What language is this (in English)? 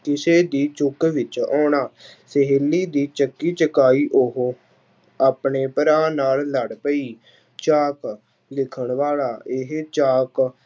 Punjabi